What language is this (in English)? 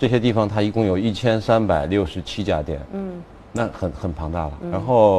Chinese